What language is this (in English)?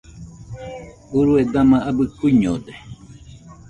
Nüpode Huitoto